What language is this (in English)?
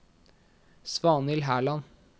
Norwegian